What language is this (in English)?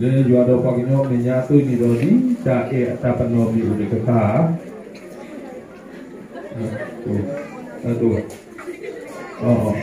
Indonesian